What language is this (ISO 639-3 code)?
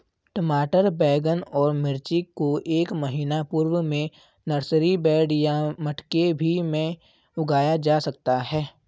hin